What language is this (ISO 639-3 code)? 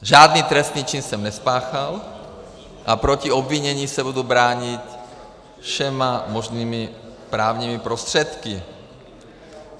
ces